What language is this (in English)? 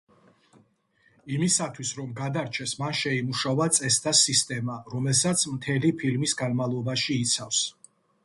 Georgian